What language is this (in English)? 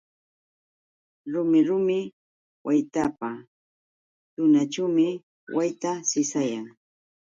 Yauyos Quechua